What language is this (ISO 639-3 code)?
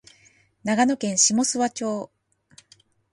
jpn